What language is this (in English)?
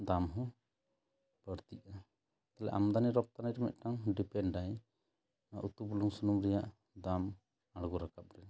Santali